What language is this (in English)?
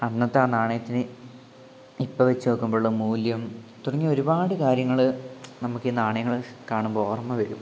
Malayalam